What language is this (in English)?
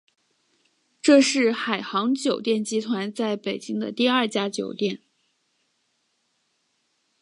Chinese